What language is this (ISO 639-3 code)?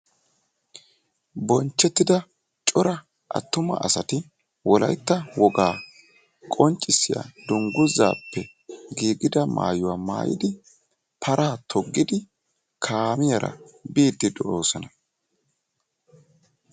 wal